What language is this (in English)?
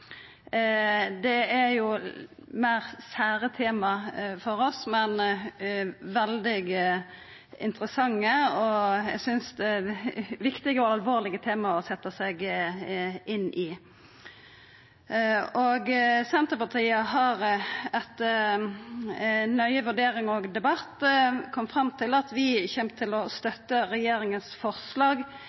Norwegian Nynorsk